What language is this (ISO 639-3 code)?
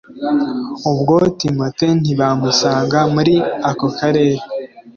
kin